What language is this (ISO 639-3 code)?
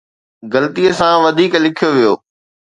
snd